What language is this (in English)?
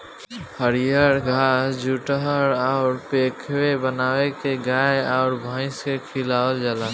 Bhojpuri